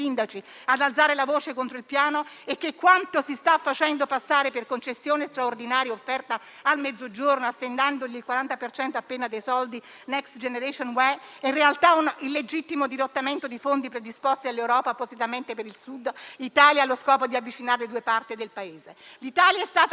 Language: Italian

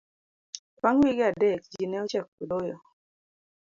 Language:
Luo (Kenya and Tanzania)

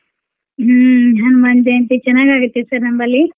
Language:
Kannada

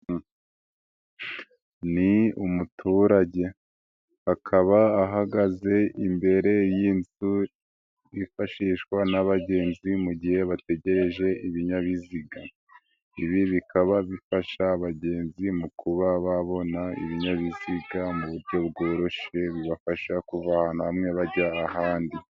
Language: Kinyarwanda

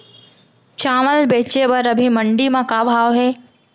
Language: Chhattisgarhi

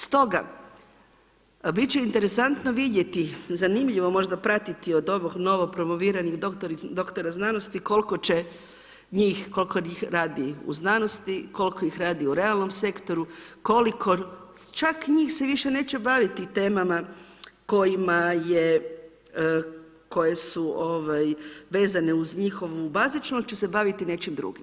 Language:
Croatian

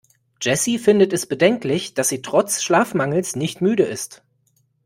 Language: German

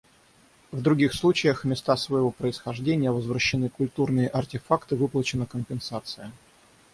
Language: Russian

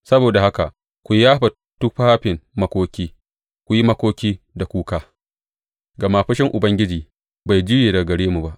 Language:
Hausa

